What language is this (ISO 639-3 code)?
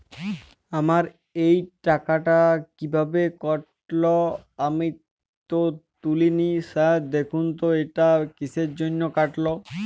ben